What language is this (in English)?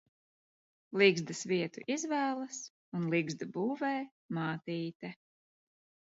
Latvian